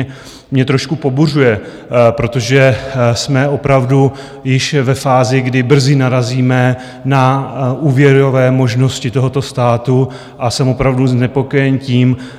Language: Czech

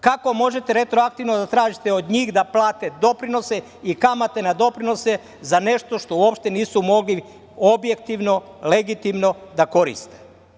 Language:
Serbian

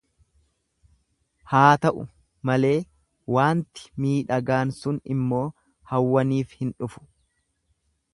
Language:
Oromo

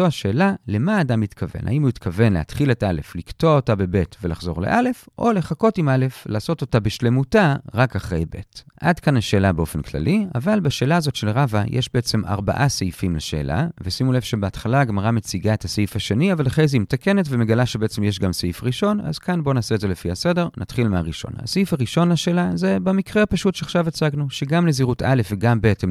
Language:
Hebrew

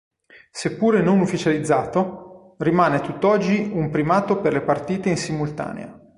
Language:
Italian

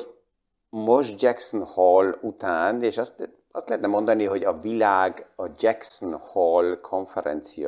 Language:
Hungarian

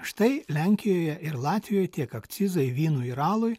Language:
Lithuanian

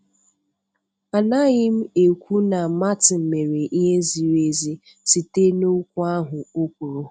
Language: Igbo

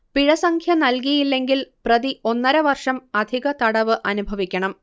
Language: Malayalam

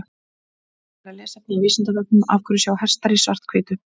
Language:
Icelandic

